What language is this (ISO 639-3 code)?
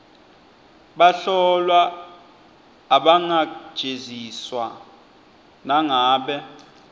ssw